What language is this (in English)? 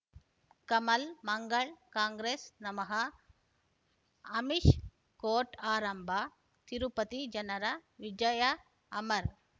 Kannada